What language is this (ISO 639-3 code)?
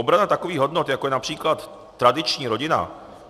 ces